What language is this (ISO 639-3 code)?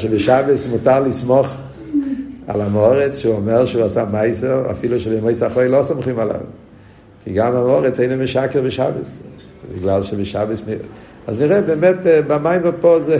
heb